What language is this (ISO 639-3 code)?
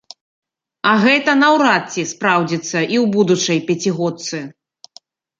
bel